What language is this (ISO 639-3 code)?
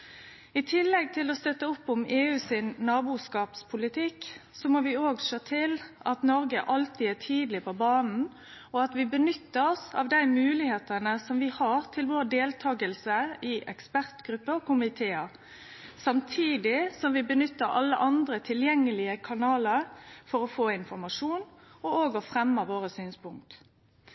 nno